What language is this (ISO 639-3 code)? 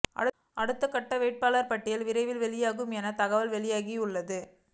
tam